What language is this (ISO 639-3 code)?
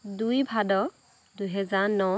asm